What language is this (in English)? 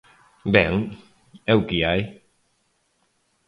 Galician